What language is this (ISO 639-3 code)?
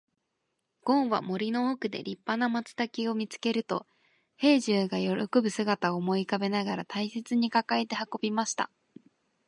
jpn